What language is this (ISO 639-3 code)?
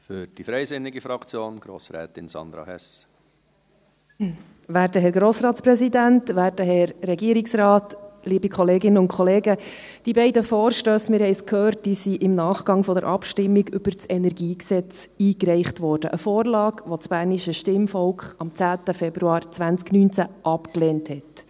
gsw